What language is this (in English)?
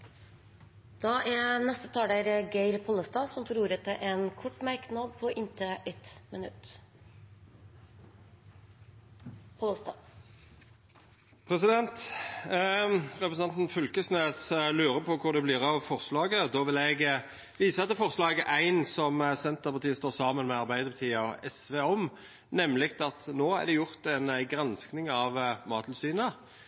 Norwegian